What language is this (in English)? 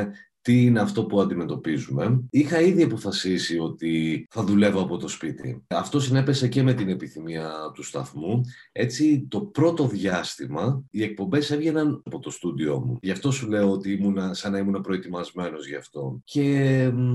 Greek